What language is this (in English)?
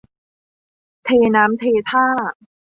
Thai